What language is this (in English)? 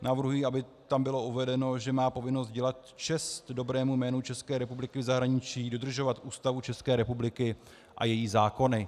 Czech